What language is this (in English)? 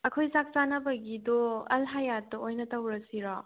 Manipuri